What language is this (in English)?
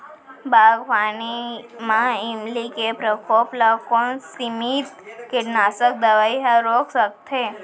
Chhattisgarhi